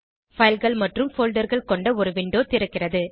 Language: Tamil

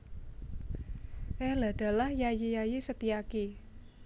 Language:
Javanese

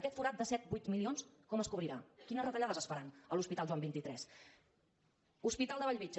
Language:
Catalan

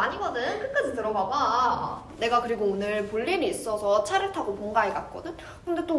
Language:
Korean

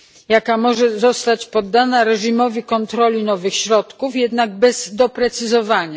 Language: Polish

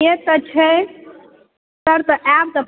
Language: Maithili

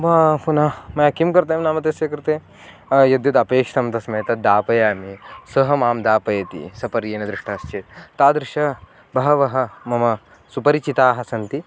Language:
Sanskrit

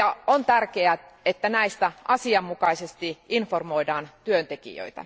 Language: Finnish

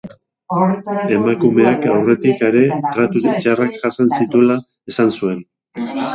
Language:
Basque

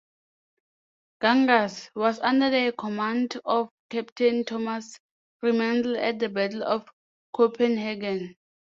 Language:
English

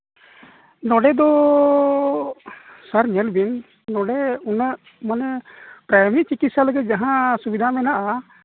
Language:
Santali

